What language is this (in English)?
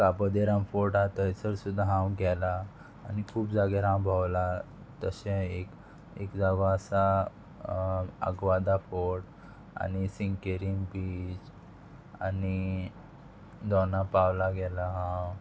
Konkani